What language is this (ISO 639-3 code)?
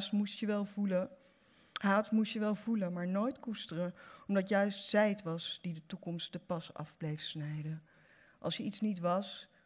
nld